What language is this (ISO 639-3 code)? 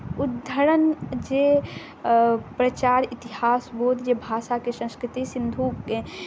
mai